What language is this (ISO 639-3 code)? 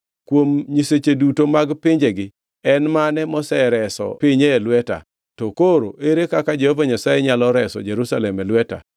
luo